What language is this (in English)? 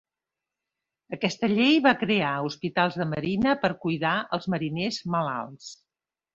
Catalan